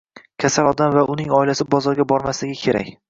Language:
Uzbek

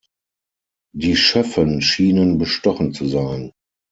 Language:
German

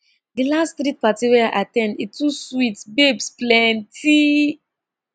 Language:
Nigerian Pidgin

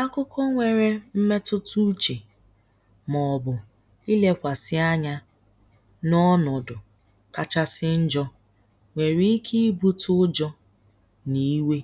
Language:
Igbo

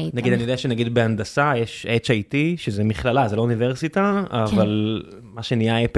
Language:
Hebrew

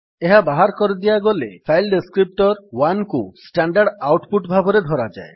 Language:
Odia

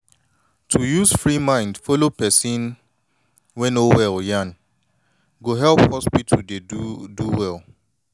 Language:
Nigerian Pidgin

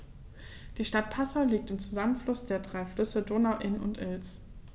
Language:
German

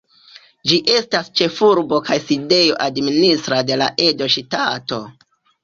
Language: Esperanto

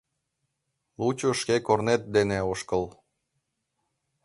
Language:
Mari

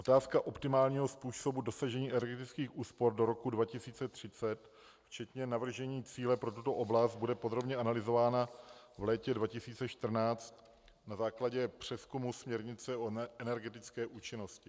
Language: Czech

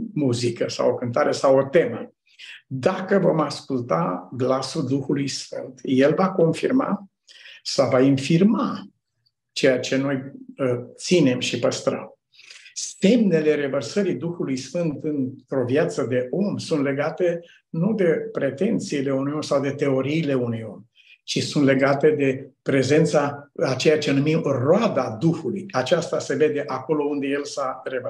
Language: Romanian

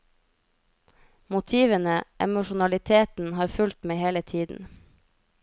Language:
Norwegian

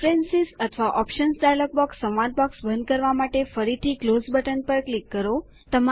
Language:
Gujarati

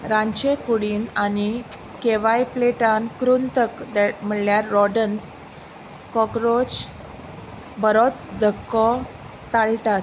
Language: Konkani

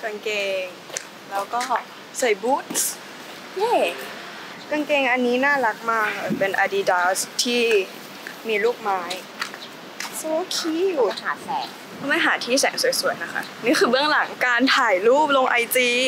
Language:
Thai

